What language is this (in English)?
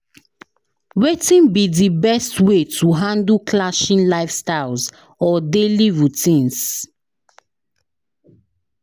Nigerian Pidgin